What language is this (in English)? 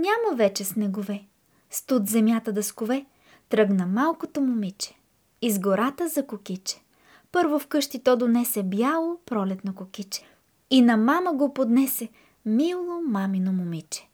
Bulgarian